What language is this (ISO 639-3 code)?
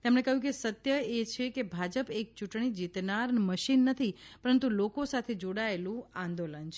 guj